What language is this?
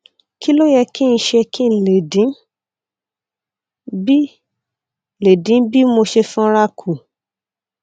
Yoruba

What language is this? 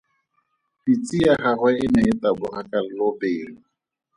Tswana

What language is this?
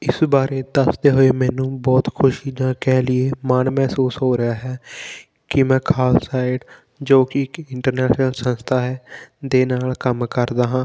Punjabi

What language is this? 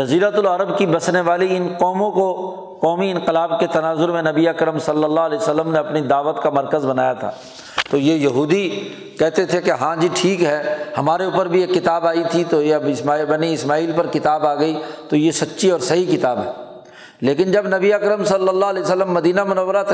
Urdu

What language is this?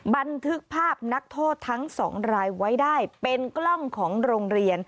Thai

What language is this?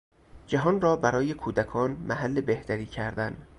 Persian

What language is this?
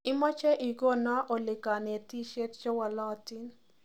Kalenjin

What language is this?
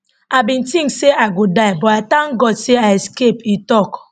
Nigerian Pidgin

